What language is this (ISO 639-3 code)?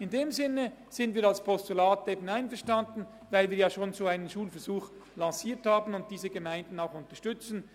gsw